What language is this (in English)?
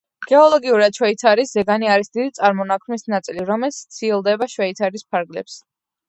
Georgian